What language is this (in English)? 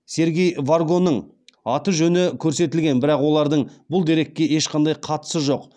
Kazakh